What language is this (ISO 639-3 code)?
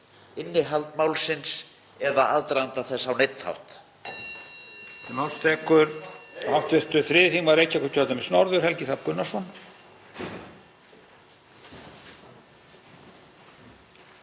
isl